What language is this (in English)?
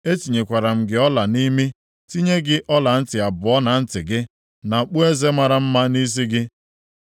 Igbo